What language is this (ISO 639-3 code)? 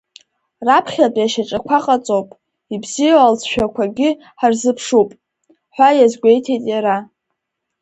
abk